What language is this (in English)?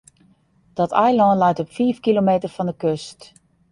Western Frisian